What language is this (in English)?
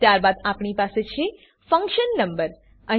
Gujarati